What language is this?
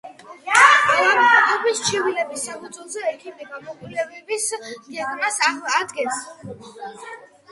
Georgian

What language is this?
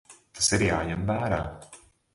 Latvian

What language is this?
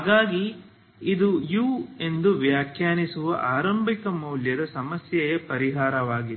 Kannada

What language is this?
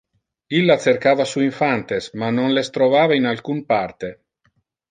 Interlingua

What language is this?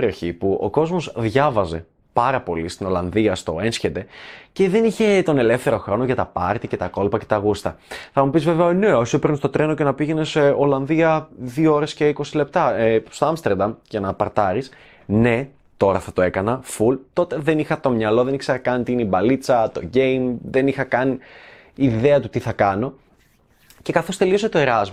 Greek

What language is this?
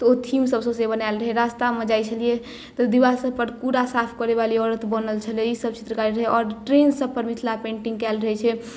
Maithili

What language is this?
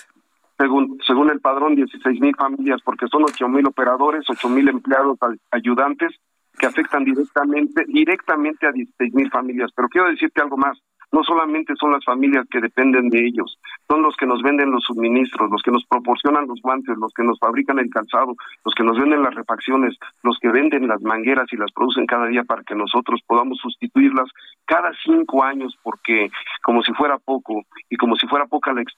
Spanish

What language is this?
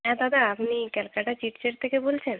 Bangla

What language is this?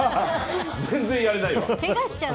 Japanese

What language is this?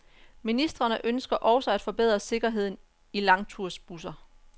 Danish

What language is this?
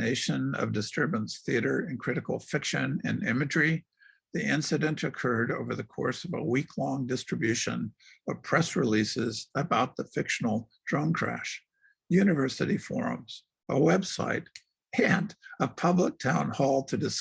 English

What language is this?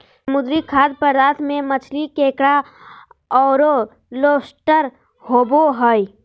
Magahi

